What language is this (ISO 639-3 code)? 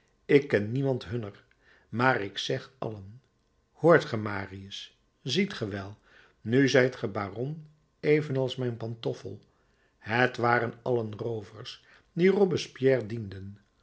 nld